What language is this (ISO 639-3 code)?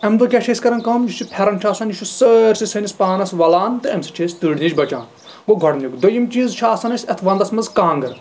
kas